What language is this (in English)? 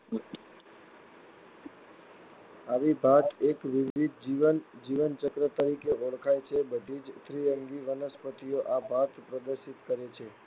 Gujarati